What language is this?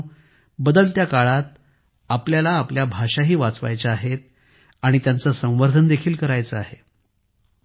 Marathi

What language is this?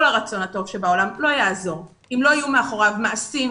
Hebrew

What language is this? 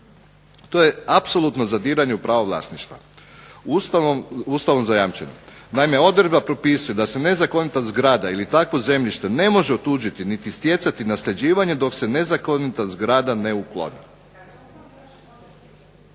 Croatian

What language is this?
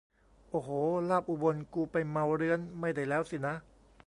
Thai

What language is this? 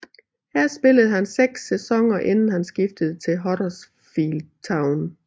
Danish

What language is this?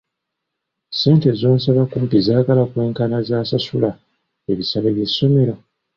Ganda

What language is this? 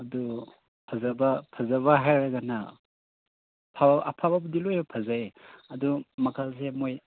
Manipuri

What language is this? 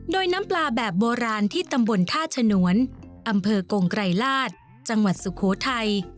Thai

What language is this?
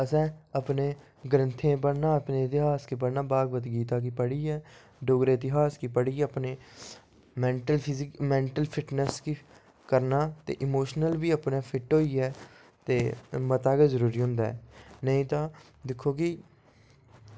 Dogri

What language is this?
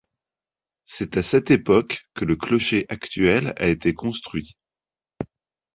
French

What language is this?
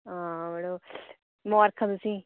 Dogri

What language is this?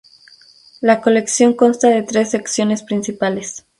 Spanish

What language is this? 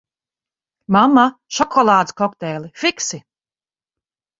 Latvian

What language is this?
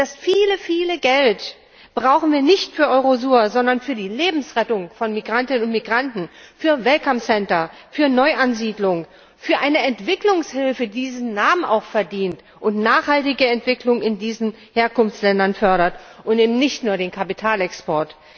German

